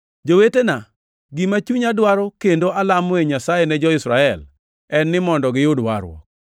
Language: Luo (Kenya and Tanzania)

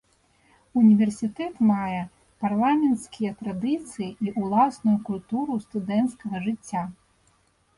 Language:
Belarusian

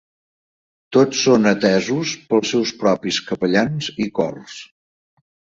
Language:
Catalan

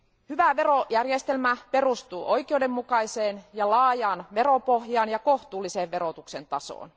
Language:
Finnish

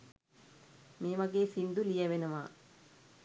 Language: Sinhala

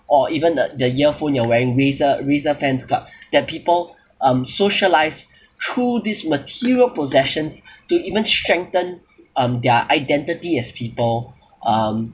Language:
English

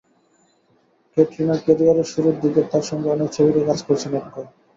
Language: Bangla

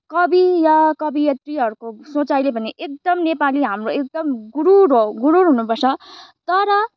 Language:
Nepali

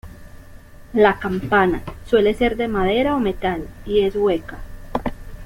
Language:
Spanish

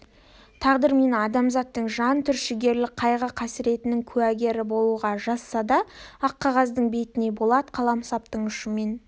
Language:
Kazakh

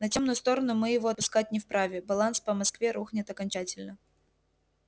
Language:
Russian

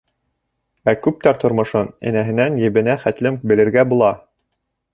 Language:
Bashkir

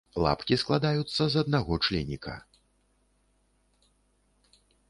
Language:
Belarusian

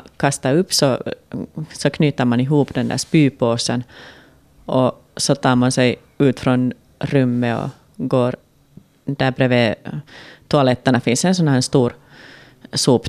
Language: Swedish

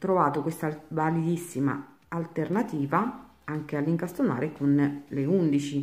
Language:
Italian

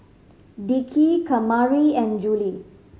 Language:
English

